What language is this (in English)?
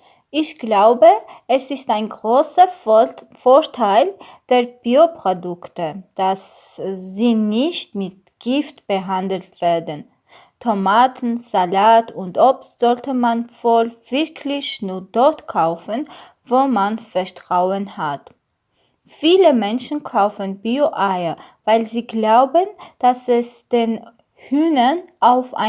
German